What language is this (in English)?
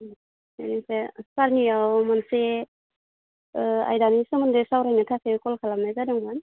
Bodo